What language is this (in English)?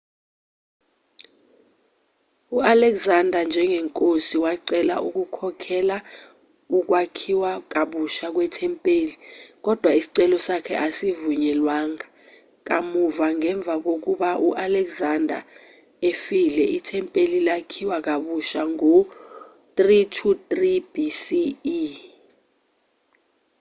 Zulu